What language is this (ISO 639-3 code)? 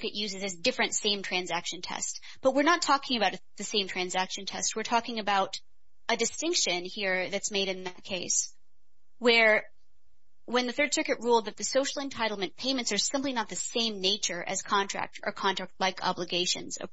eng